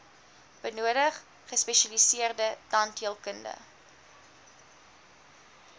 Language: Afrikaans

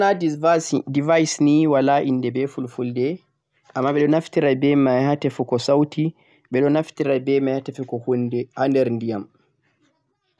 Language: Central-Eastern Niger Fulfulde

